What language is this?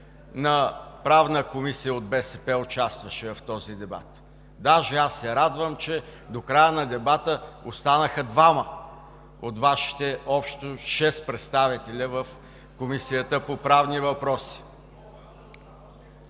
Bulgarian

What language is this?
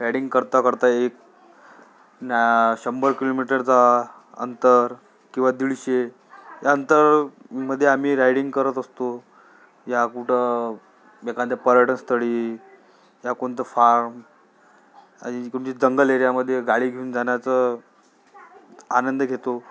Marathi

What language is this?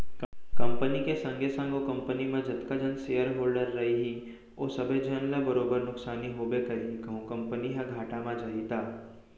Chhattisgarhi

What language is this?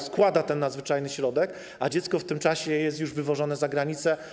Polish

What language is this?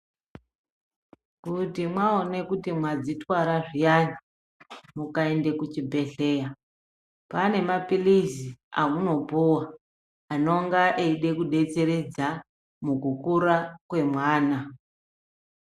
Ndau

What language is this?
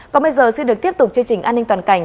Vietnamese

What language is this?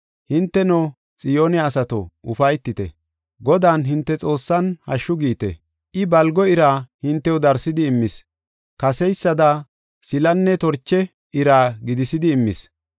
Gofa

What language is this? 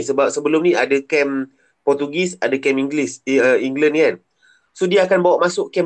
Malay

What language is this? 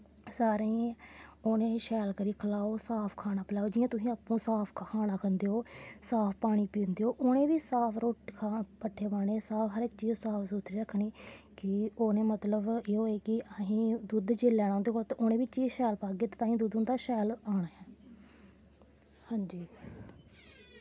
Dogri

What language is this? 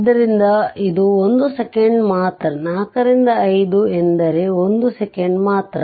Kannada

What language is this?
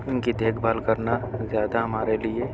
Urdu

